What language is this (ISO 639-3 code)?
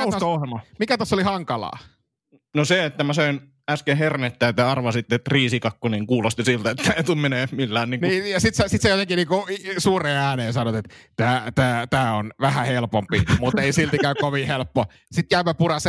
fin